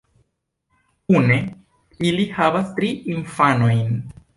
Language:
Esperanto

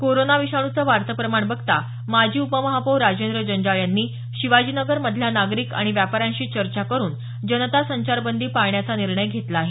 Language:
Marathi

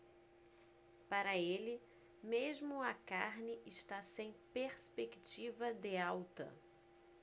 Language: Portuguese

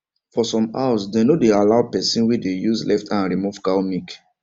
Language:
Nigerian Pidgin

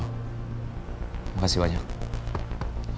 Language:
Indonesian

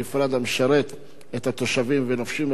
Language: Hebrew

